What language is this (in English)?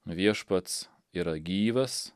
Lithuanian